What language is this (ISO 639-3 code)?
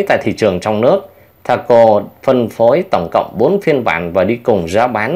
vie